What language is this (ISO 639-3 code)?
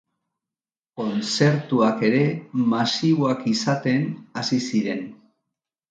eus